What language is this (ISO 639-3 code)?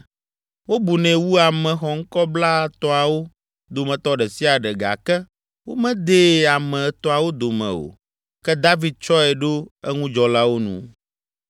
ewe